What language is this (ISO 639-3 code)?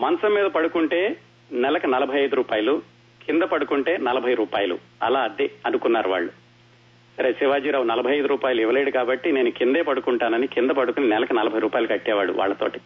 tel